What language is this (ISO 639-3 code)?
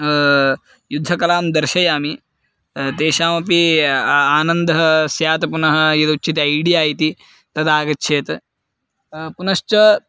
san